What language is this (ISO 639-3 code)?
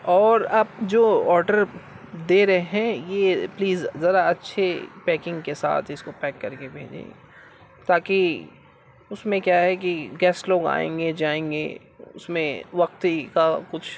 urd